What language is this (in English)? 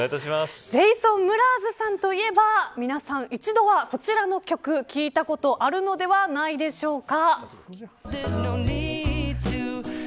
Japanese